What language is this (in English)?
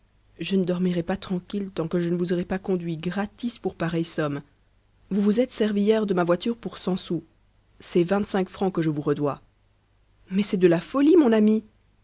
French